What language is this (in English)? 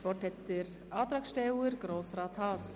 Swiss German